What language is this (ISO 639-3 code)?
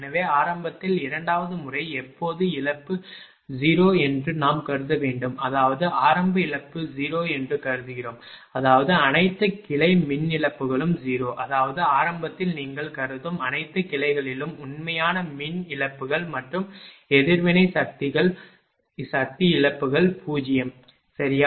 tam